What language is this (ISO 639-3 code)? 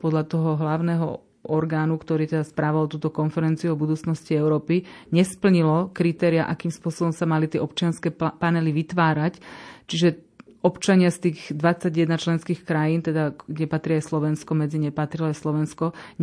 slk